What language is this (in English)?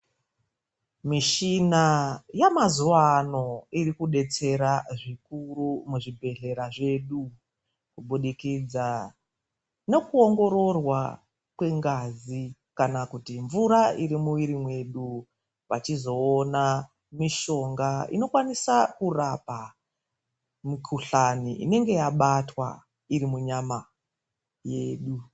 Ndau